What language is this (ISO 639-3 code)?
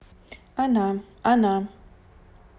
rus